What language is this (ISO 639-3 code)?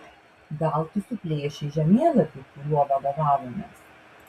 lit